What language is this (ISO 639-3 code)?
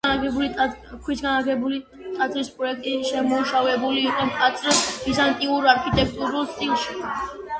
kat